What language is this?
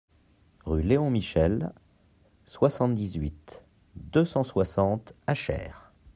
French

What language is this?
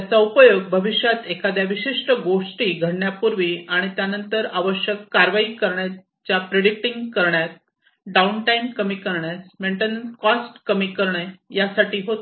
Marathi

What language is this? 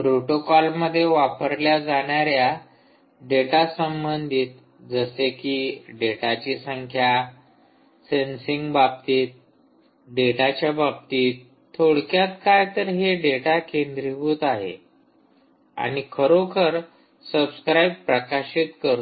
Marathi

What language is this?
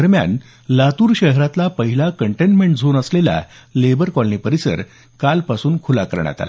Marathi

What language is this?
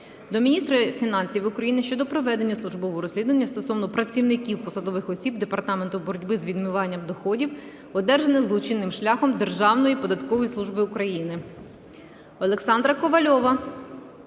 Ukrainian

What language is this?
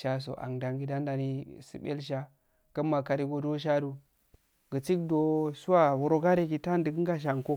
Afade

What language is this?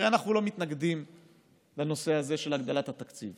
Hebrew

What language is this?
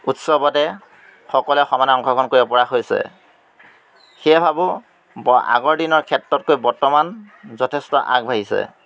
Assamese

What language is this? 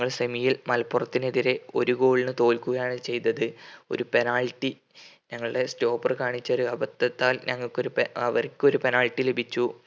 Malayalam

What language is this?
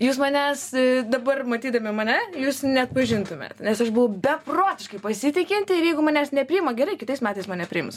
Lithuanian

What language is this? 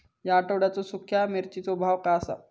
Marathi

